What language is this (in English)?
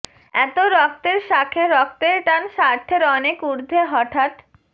Bangla